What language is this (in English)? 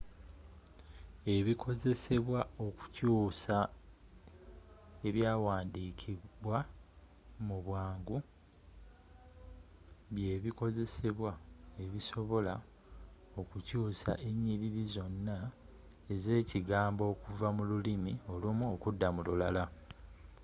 Ganda